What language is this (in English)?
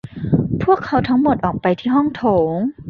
Thai